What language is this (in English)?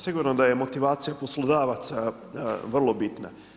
Croatian